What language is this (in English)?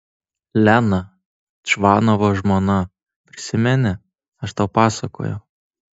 Lithuanian